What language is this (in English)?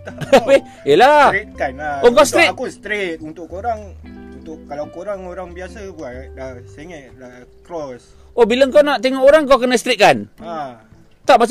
Malay